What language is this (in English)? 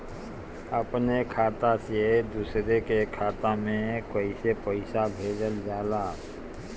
Bhojpuri